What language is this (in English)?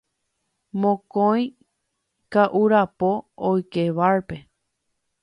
Guarani